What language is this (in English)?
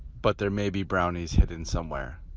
English